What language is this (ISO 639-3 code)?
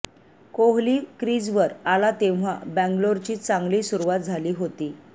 mar